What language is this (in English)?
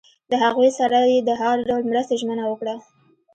Pashto